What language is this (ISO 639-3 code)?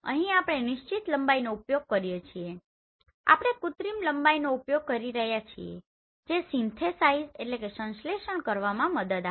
guj